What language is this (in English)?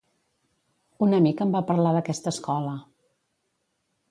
Catalan